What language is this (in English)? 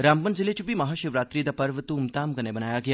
Dogri